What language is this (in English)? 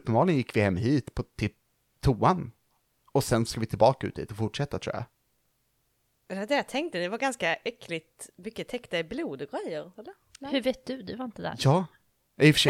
Swedish